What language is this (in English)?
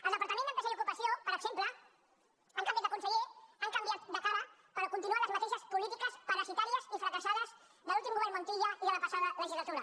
Catalan